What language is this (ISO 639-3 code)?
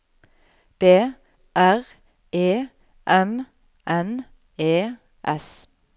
nor